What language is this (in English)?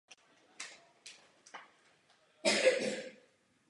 Czech